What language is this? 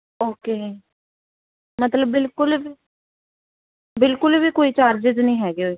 Punjabi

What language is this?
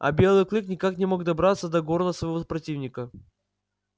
Russian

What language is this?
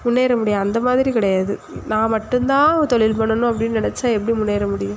Tamil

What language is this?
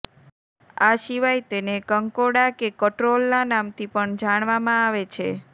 Gujarati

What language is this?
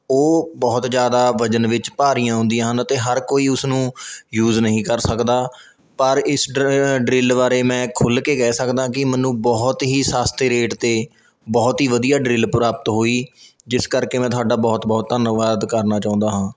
Punjabi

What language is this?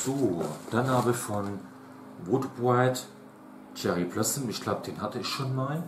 German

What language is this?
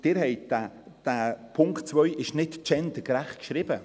Swiss German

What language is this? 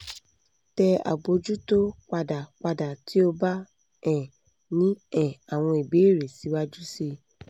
Yoruba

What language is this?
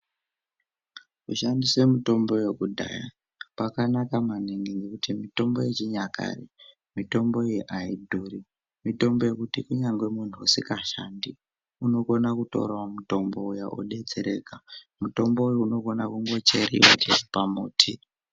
Ndau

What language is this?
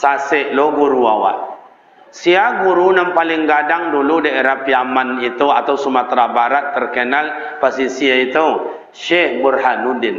Malay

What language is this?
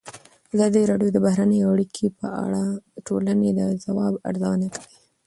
Pashto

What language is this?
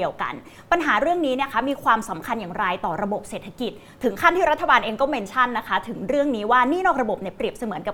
Thai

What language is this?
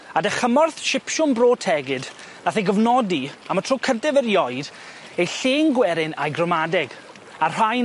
Welsh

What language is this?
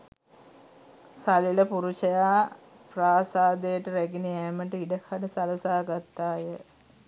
Sinhala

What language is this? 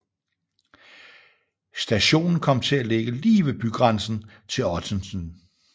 Danish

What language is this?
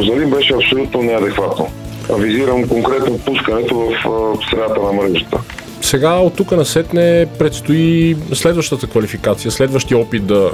Bulgarian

